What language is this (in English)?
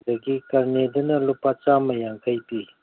Manipuri